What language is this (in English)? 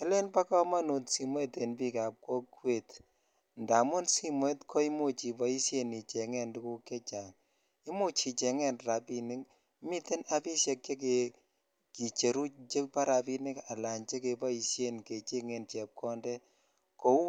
Kalenjin